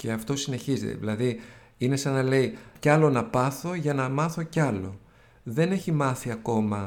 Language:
Greek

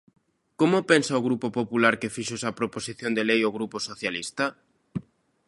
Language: Galician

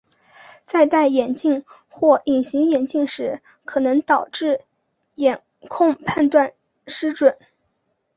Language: Chinese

